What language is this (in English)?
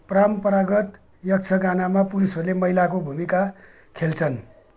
Nepali